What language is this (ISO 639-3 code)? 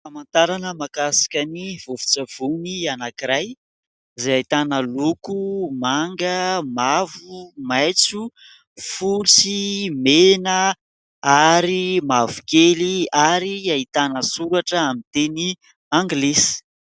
mlg